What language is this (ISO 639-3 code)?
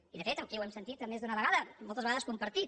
cat